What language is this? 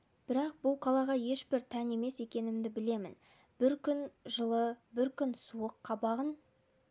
Kazakh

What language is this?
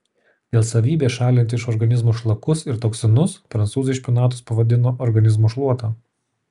Lithuanian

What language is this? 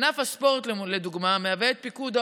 Hebrew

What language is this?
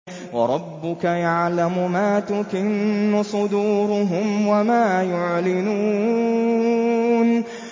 Arabic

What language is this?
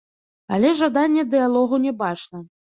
Belarusian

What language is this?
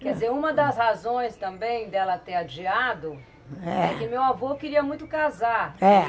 Portuguese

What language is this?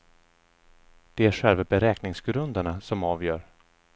Swedish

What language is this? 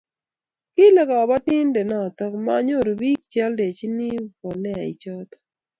Kalenjin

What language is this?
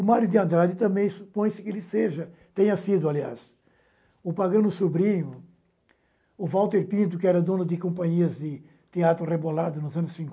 Portuguese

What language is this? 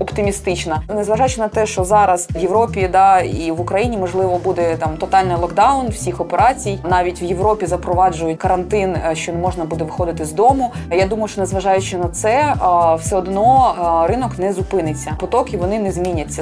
Ukrainian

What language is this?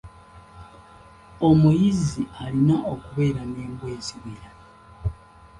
Ganda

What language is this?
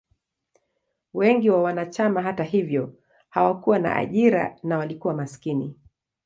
Swahili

